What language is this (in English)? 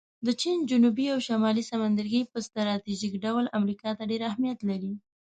Pashto